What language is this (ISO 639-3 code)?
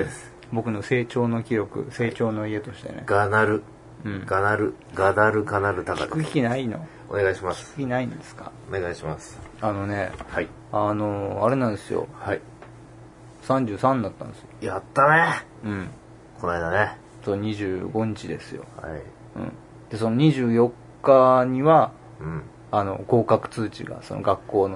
jpn